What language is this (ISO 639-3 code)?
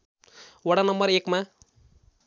nep